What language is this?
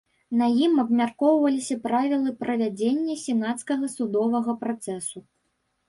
Belarusian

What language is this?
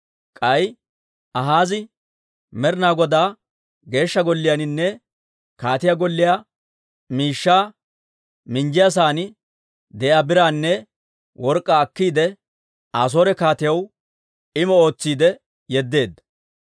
Dawro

